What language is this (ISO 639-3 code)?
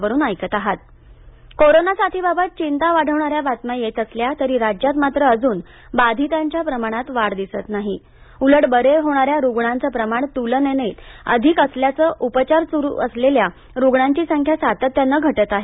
mar